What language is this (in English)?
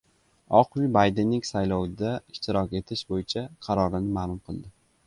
Uzbek